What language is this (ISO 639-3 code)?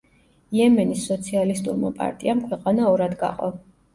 kat